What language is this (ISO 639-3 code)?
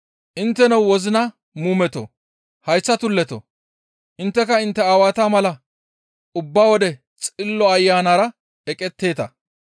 gmv